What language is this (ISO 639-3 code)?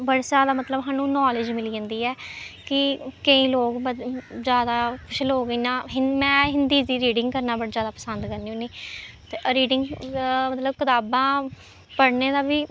doi